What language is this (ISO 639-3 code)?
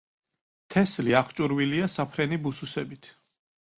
kat